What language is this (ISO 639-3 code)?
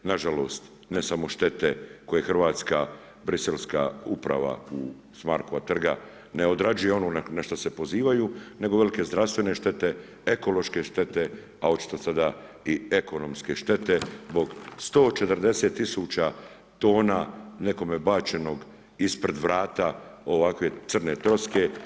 hrv